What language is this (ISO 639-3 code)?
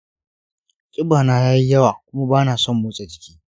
hau